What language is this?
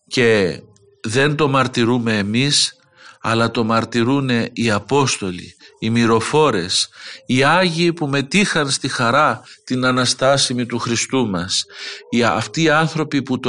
Greek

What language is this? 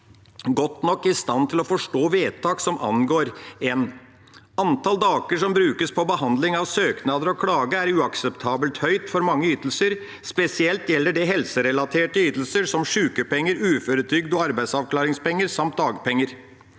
Norwegian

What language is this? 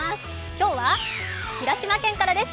Japanese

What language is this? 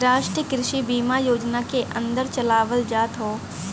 Bhojpuri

